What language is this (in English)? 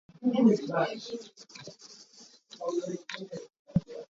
Hakha Chin